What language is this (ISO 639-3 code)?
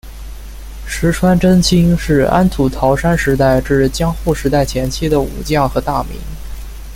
zho